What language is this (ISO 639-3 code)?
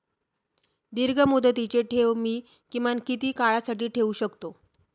mar